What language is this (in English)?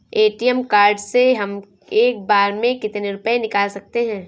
Hindi